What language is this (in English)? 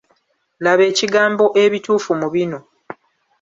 Ganda